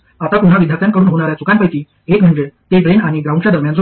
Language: Marathi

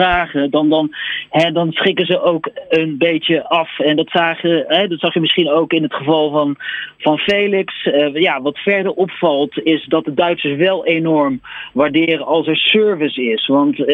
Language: Dutch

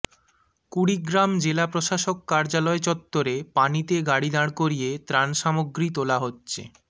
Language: Bangla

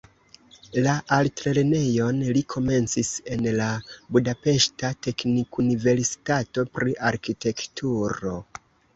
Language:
Esperanto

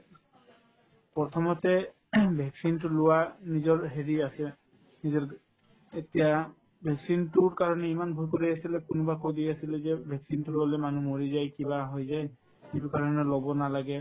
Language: Assamese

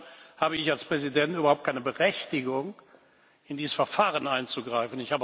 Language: German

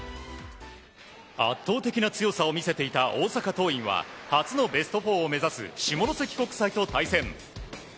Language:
Japanese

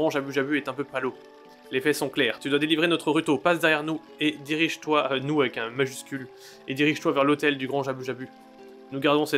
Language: French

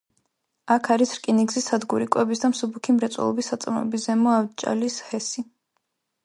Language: Georgian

